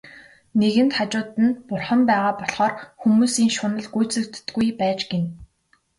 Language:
Mongolian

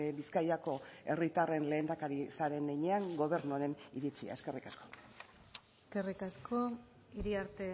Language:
Basque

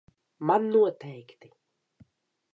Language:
Latvian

